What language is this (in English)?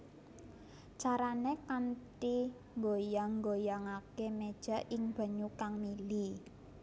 Javanese